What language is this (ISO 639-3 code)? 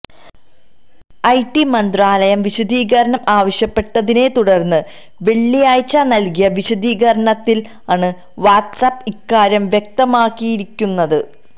mal